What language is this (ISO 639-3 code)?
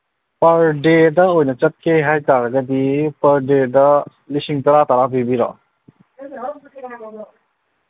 mni